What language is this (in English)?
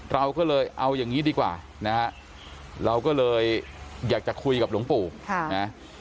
Thai